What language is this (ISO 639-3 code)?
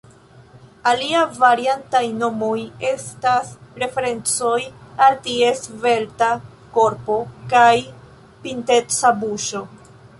epo